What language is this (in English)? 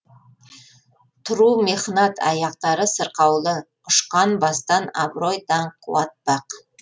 Kazakh